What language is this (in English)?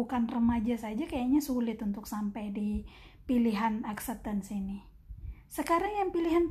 Indonesian